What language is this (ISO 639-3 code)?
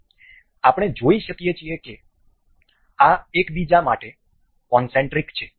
guj